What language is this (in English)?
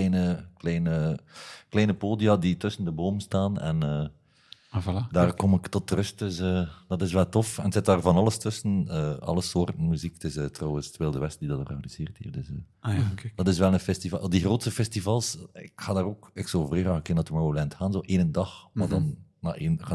Dutch